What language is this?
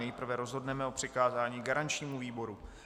Czech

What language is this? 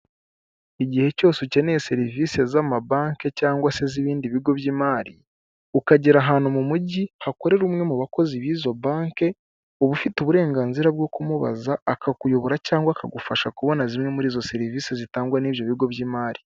Kinyarwanda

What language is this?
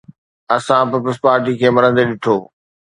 Sindhi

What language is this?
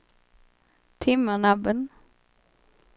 Swedish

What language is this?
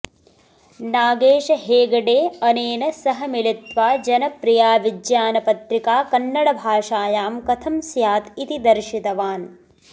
Sanskrit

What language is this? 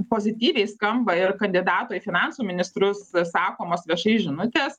Lithuanian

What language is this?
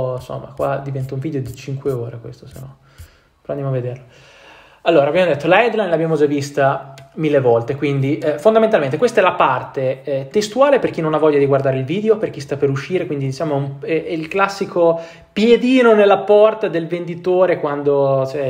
Italian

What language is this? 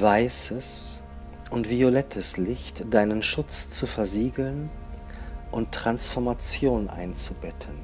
German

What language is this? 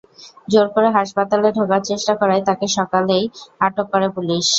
Bangla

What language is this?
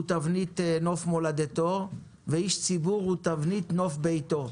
Hebrew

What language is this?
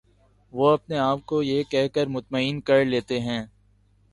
Urdu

